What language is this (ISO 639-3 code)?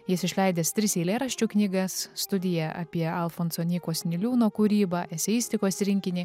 lit